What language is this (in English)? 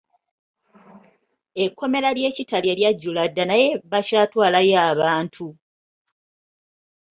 Ganda